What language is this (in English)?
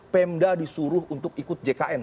Indonesian